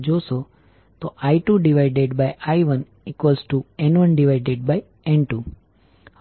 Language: Gujarati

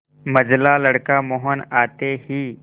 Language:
Hindi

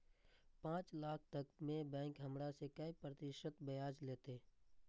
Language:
Maithili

